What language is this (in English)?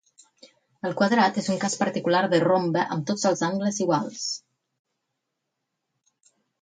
Catalan